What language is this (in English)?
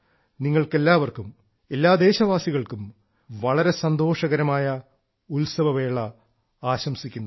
Malayalam